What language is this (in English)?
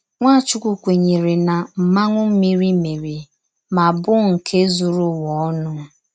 Igbo